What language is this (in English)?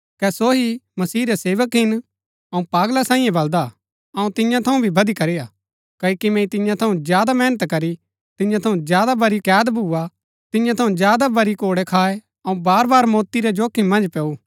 Gaddi